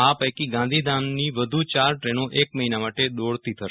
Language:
Gujarati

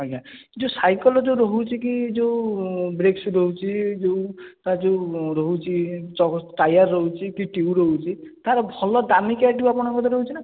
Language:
Odia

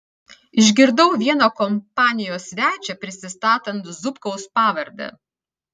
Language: Lithuanian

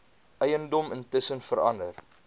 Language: Afrikaans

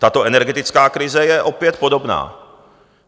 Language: Czech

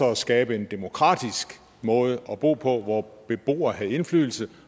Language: Danish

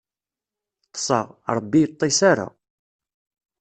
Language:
Kabyle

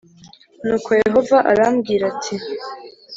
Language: Kinyarwanda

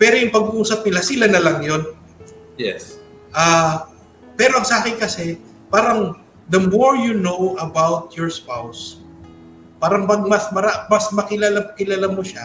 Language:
Filipino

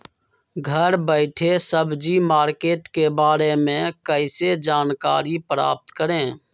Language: Magahi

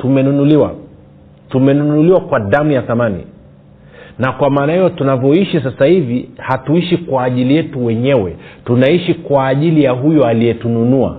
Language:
Swahili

